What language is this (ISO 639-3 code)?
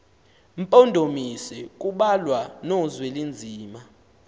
xho